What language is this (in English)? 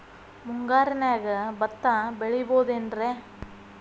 Kannada